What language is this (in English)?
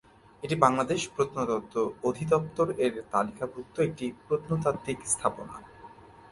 Bangla